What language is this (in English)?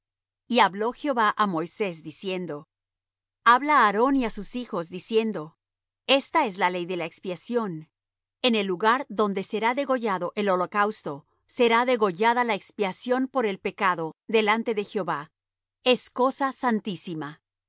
Spanish